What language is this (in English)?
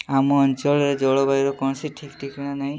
Odia